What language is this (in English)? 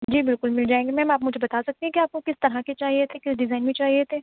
Urdu